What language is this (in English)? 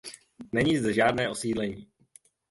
Czech